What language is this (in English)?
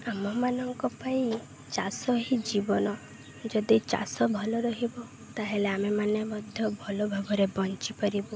Odia